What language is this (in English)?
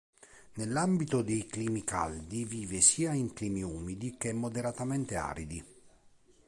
Italian